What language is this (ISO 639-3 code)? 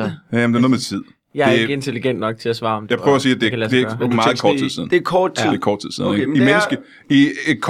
dan